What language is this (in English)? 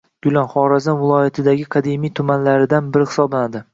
Uzbek